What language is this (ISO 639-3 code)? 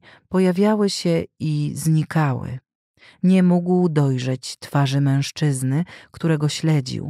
pol